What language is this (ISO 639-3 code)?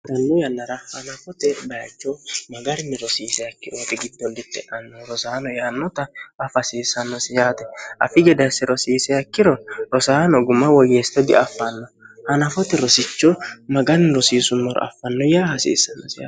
sid